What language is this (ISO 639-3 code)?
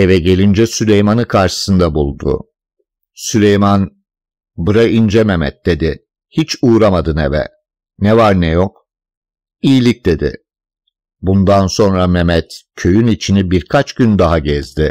tur